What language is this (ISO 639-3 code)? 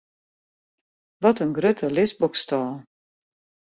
fry